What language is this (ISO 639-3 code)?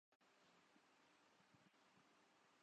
urd